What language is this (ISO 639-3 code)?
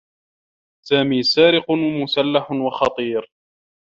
ara